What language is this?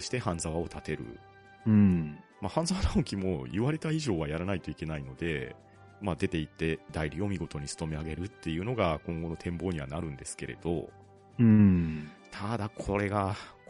Japanese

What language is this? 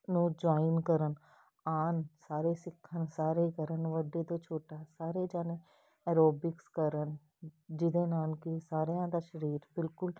Punjabi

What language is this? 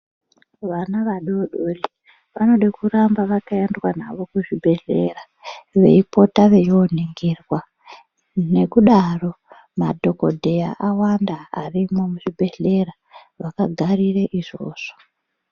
Ndau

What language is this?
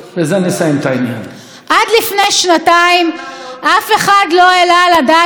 Hebrew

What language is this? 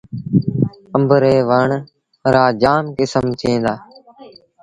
Sindhi Bhil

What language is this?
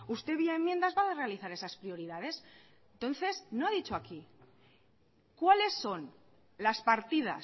Spanish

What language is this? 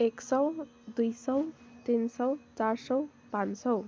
Nepali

